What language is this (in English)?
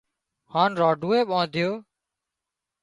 Wadiyara Koli